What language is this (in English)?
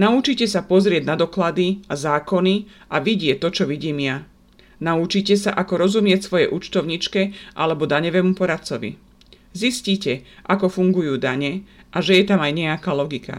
Slovak